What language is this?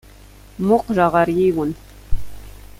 Kabyle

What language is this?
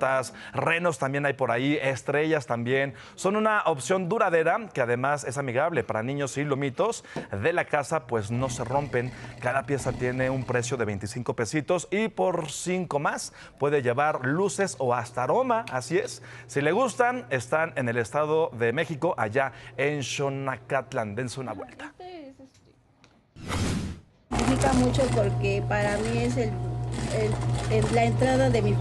Spanish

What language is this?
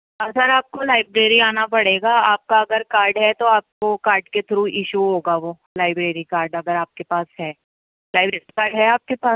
Urdu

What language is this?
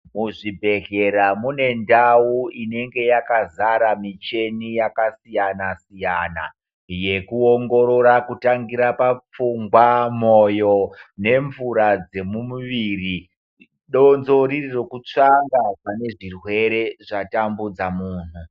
Ndau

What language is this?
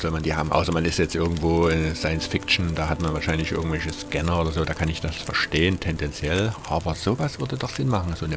German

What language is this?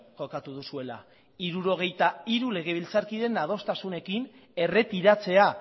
Basque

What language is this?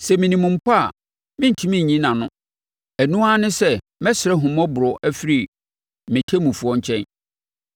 Akan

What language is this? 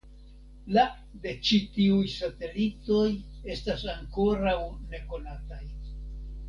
Esperanto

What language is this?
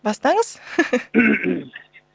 Kazakh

